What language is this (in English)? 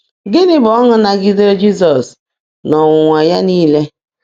Igbo